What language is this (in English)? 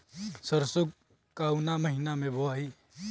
Bhojpuri